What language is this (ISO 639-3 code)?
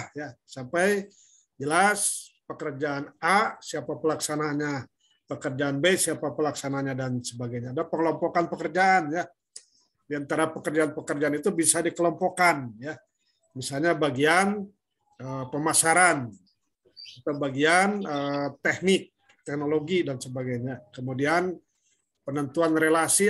ind